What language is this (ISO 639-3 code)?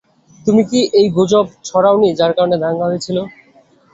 ben